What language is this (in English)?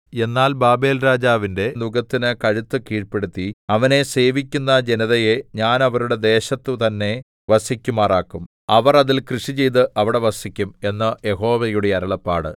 Malayalam